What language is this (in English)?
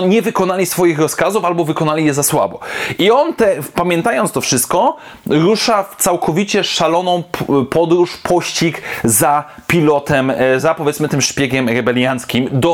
Polish